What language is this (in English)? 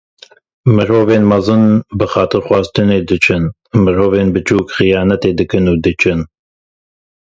Kurdish